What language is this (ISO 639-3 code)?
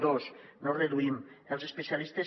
cat